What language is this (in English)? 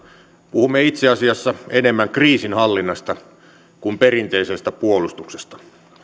Finnish